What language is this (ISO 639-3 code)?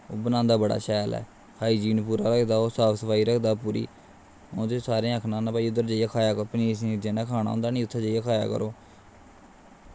doi